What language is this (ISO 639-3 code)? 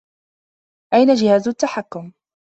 ara